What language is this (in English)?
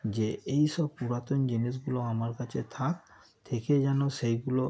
Bangla